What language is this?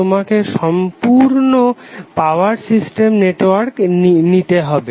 Bangla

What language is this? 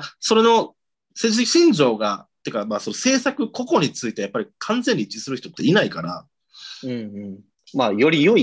Japanese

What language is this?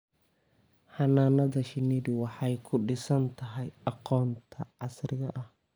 Somali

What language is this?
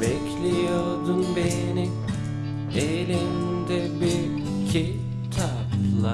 Turkish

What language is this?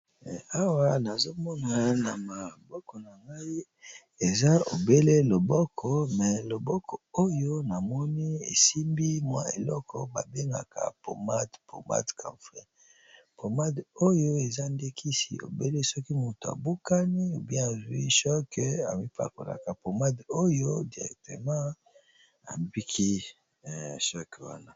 Lingala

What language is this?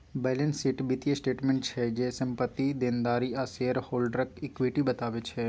Maithili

